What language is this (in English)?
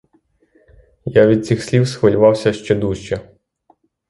Ukrainian